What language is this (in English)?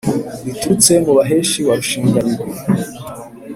Kinyarwanda